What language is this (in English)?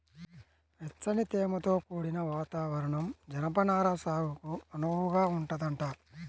Telugu